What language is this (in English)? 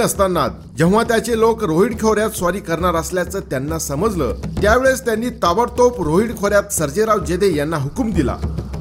Marathi